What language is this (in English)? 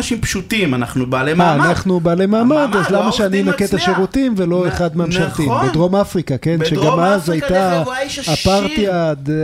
Hebrew